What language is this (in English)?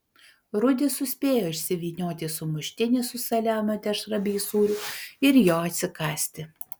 Lithuanian